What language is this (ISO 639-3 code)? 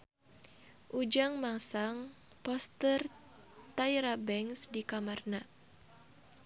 sun